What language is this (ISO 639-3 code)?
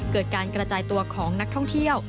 tha